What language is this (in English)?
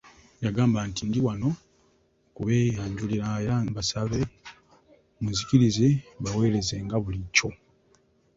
Ganda